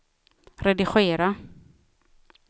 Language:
Swedish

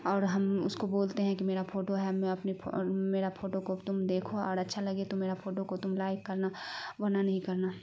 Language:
Urdu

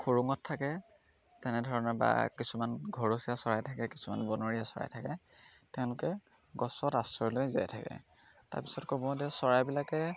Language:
Assamese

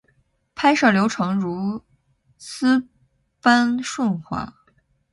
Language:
Chinese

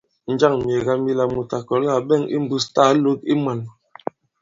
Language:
Bankon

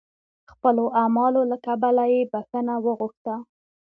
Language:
Pashto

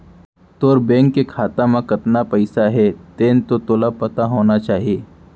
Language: Chhattisgarhi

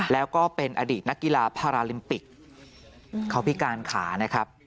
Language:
Thai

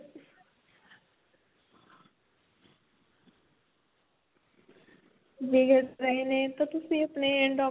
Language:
Punjabi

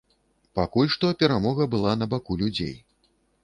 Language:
Belarusian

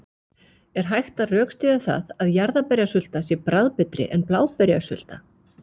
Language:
Icelandic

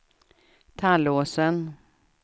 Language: Swedish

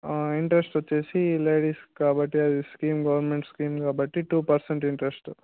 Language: Telugu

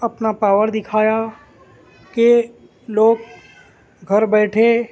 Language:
Urdu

